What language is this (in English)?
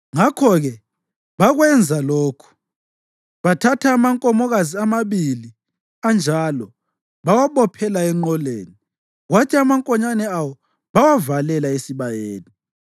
North Ndebele